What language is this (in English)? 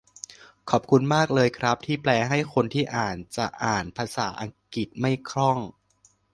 Thai